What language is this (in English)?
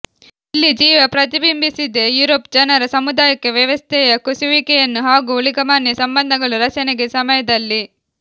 Kannada